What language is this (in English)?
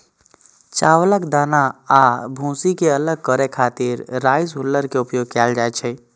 Maithili